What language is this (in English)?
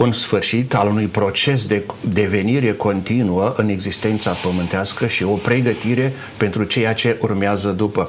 Romanian